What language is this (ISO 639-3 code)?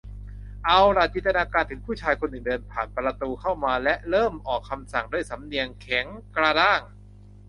tha